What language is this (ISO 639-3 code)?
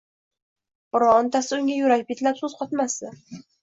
uzb